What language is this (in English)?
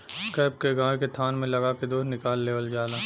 Bhojpuri